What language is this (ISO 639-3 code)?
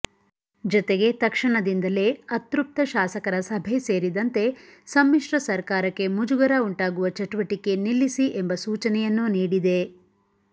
kan